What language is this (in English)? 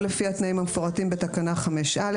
Hebrew